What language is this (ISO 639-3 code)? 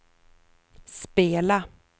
swe